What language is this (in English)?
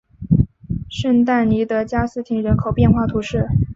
Chinese